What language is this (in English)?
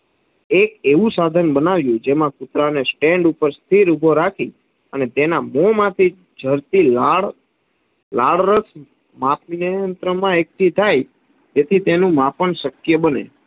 Gujarati